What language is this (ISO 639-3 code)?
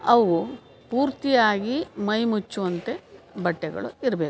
kan